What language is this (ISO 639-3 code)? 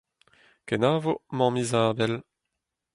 bre